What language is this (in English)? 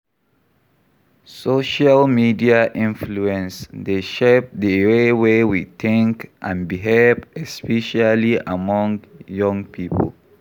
Nigerian Pidgin